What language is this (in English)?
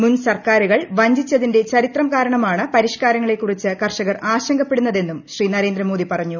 Malayalam